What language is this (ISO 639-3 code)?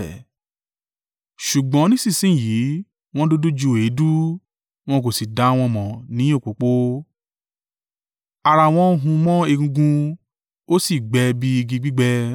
yor